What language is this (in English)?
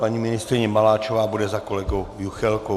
Czech